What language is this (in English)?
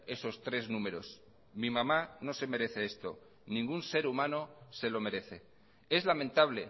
Spanish